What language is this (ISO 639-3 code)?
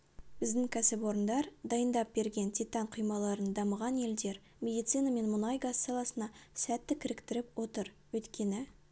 kaz